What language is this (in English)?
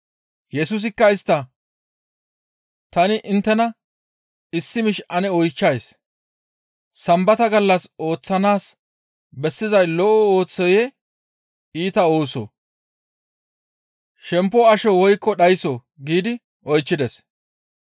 Gamo